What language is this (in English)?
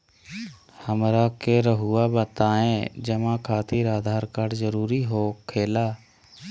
Magahi